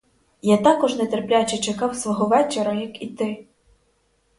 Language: Ukrainian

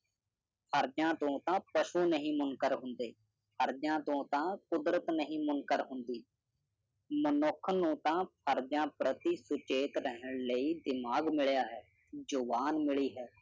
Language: Punjabi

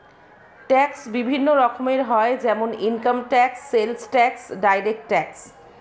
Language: Bangla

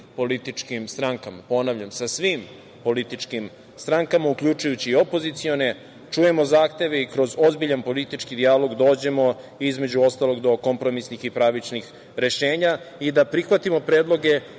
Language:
Serbian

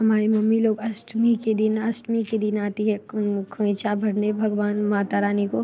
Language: Hindi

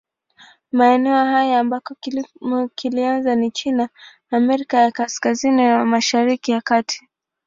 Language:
Swahili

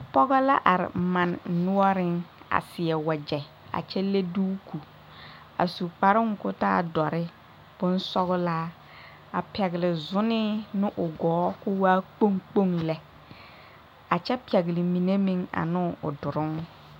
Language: Southern Dagaare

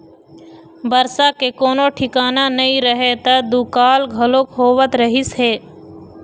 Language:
Chhattisgarhi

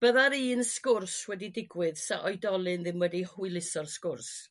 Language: Welsh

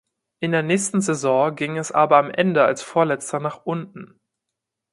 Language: German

